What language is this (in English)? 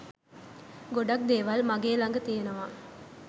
Sinhala